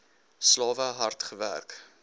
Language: Afrikaans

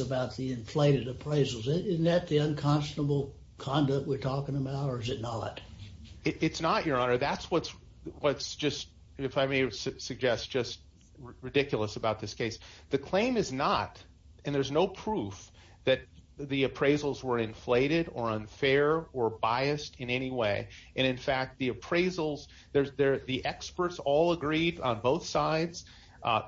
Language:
English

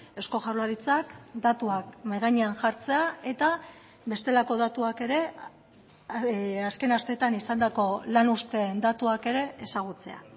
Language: Basque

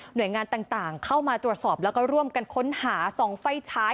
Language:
Thai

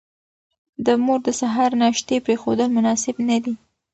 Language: Pashto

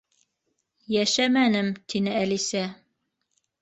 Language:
Bashkir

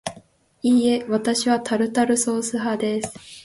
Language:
Japanese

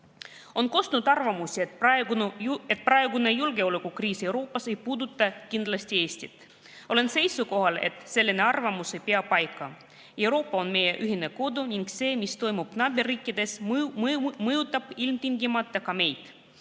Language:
Estonian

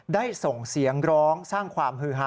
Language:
Thai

